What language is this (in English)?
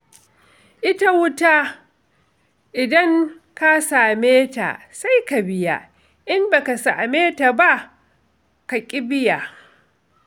Hausa